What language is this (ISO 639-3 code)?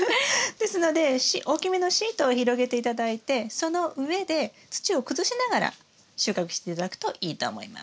jpn